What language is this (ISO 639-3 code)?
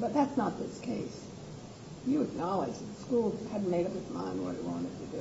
eng